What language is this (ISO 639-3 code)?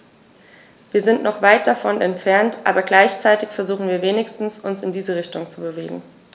deu